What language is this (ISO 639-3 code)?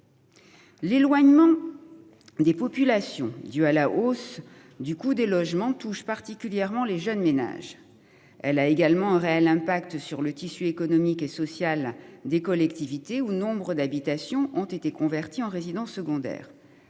fra